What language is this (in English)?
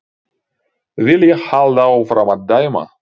Icelandic